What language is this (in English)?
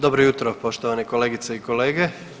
Croatian